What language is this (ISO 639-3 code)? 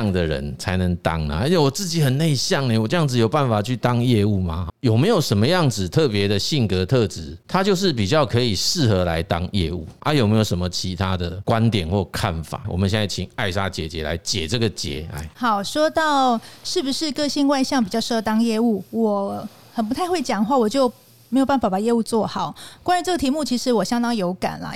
zho